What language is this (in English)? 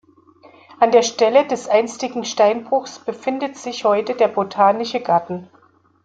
German